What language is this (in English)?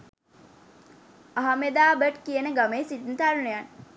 Sinhala